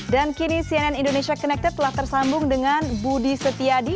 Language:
Indonesian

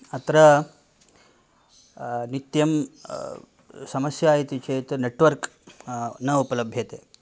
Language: Sanskrit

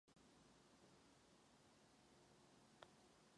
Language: Czech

